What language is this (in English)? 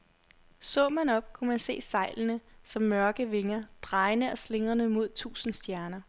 Danish